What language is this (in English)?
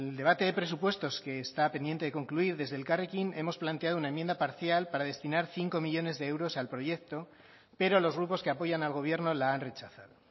Spanish